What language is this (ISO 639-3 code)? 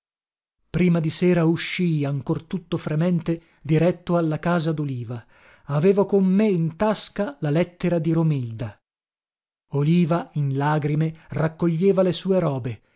ita